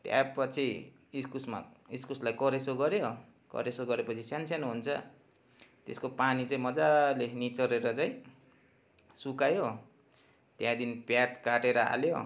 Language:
Nepali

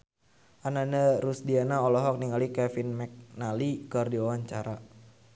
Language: Sundanese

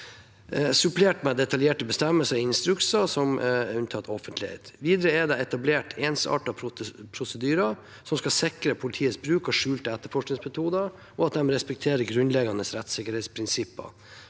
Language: Norwegian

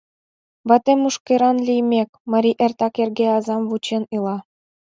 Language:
Mari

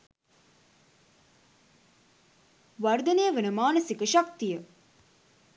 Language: Sinhala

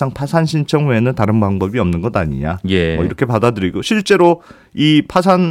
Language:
Korean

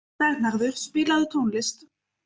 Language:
Icelandic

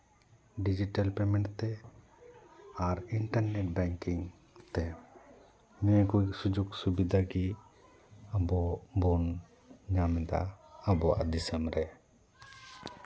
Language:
Santali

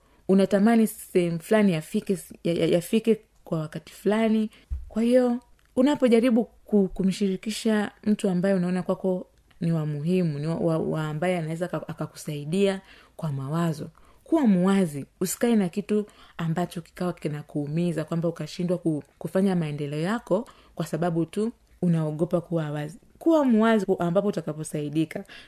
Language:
Swahili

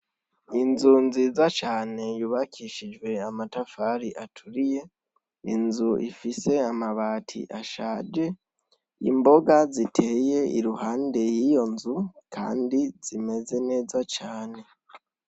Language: Rundi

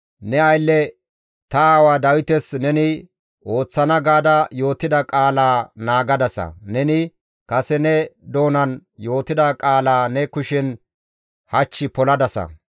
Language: Gamo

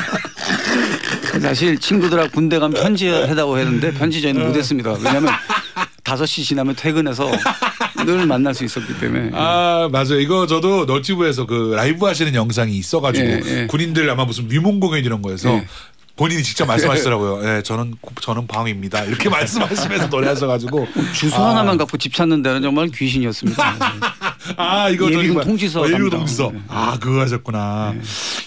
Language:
Korean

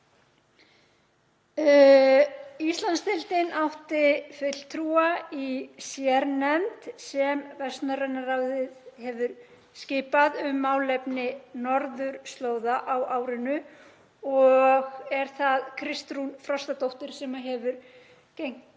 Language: Icelandic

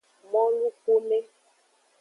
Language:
Aja (Benin)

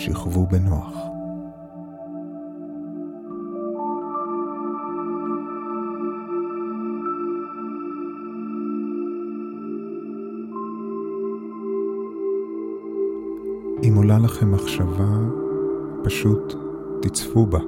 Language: Hebrew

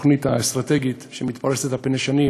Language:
Hebrew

